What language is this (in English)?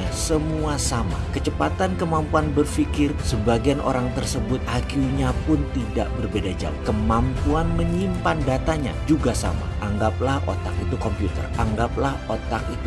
Indonesian